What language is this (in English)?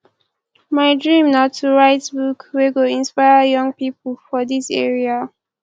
Nigerian Pidgin